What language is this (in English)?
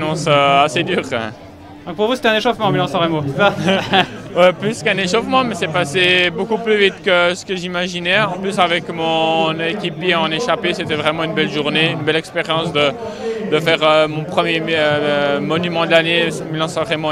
French